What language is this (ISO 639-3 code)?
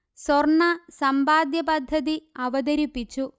mal